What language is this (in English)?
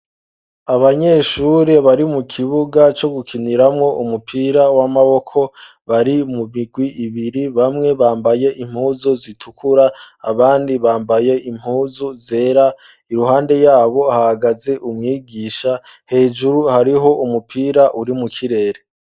Rundi